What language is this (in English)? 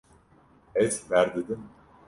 Kurdish